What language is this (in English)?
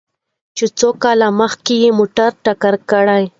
Pashto